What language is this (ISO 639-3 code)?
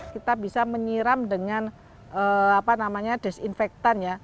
ind